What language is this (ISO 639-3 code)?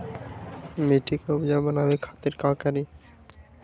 mag